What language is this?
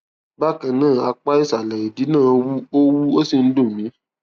Yoruba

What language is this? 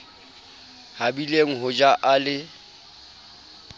Southern Sotho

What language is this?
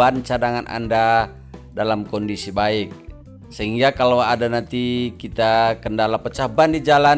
Indonesian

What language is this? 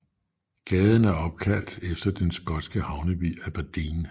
Danish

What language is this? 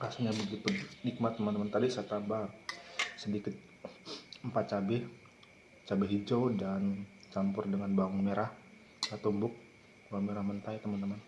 Indonesian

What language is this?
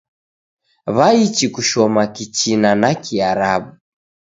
Taita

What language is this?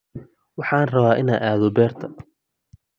Somali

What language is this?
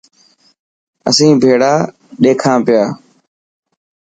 Dhatki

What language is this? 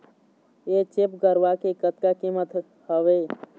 Chhattisgarhi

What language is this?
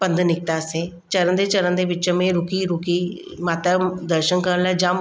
Sindhi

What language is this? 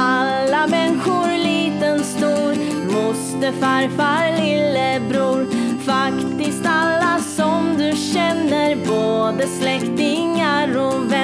Swedish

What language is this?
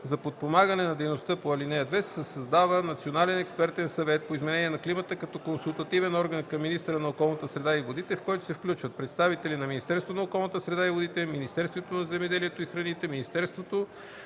Bulgarian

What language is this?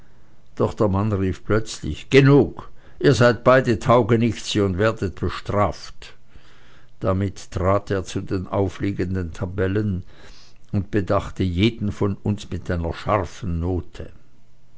German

